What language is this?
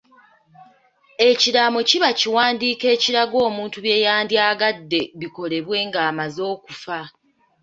Ganda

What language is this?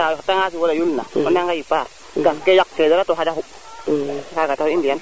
Serer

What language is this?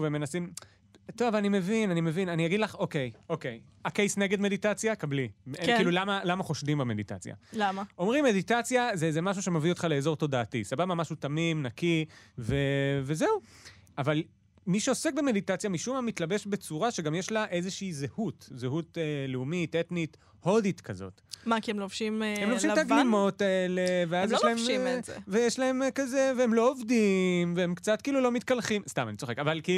Hebrew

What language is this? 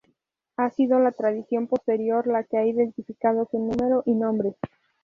Spanish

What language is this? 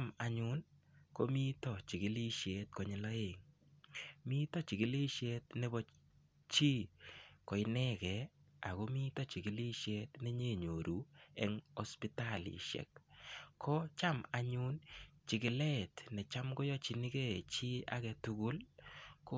Kalenjin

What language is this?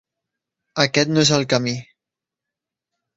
Catalan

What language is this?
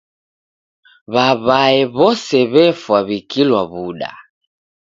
Taita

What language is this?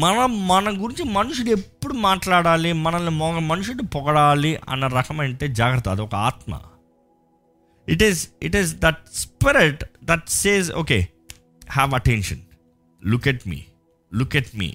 Telugu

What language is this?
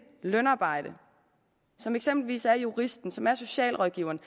Danish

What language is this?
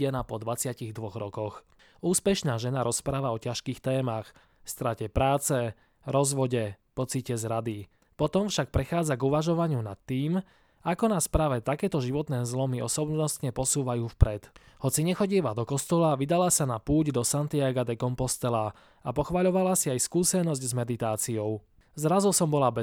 Slovak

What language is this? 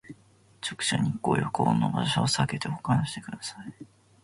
Japanese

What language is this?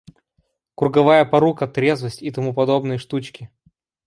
Russian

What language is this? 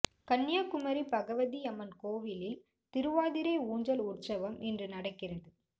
Tamil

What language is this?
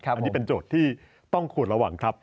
Thai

